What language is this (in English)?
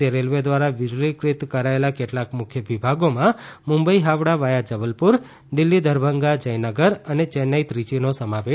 Gujarati